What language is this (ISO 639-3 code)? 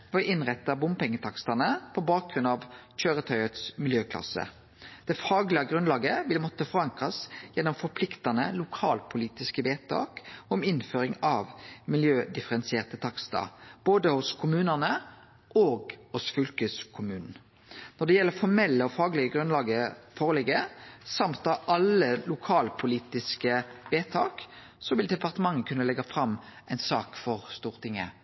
nno